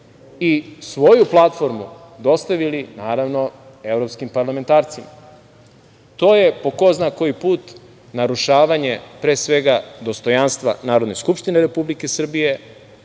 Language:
Serbian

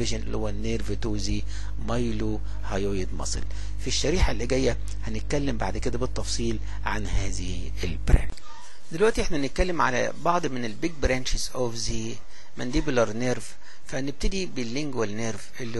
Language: Arabic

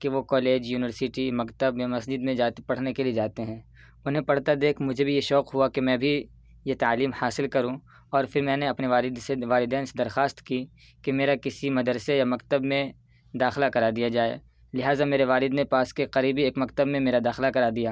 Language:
Urdu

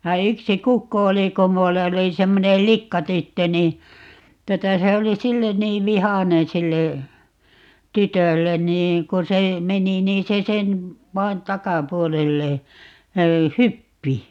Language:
Finnish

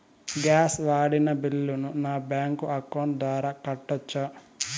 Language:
Telugu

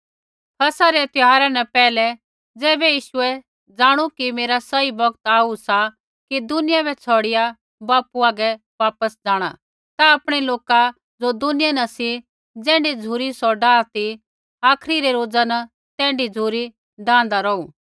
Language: Kullu Pahari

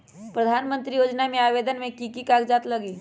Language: Magahi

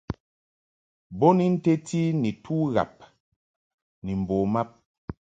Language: Mungaka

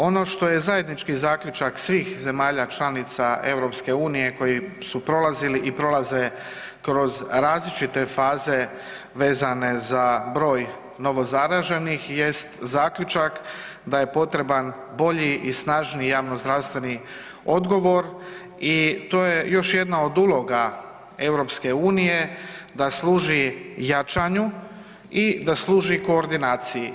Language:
Croatian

